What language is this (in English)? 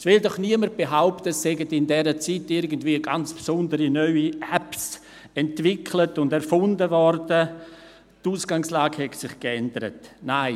Swiss German